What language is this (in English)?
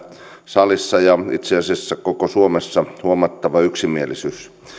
Finnish